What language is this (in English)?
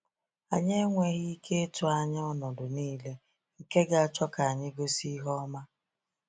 Igbo